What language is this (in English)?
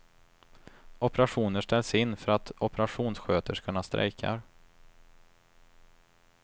Swedish